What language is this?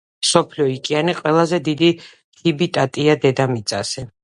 Georgian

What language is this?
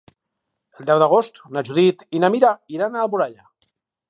Catalan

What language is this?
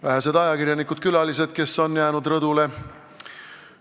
Estonian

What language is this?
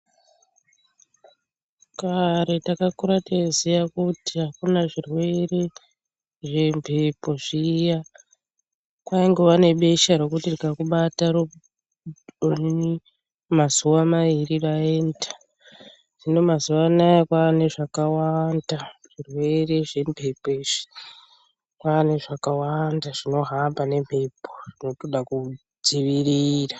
Ndau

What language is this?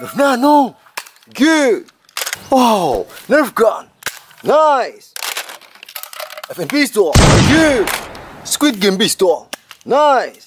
English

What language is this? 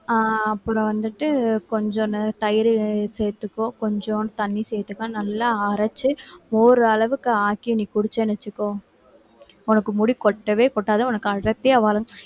Tamil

